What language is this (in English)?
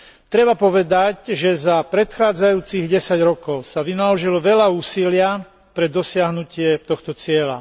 Slovak